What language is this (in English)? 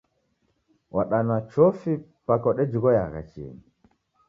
Taita